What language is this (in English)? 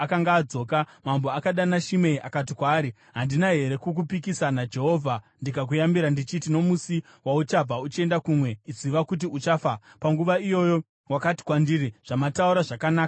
Shona